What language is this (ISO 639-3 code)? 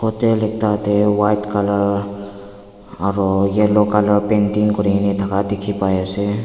nag